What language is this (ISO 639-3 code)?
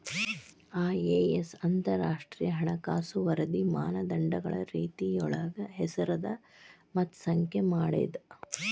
kan